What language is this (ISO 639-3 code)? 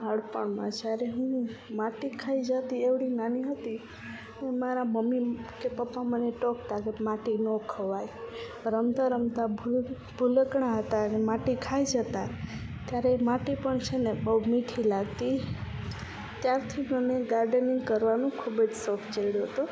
guj